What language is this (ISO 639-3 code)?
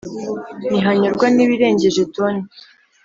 kin